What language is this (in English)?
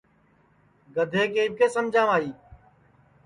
Sansi